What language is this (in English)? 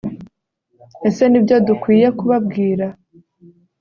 Kinyarwanda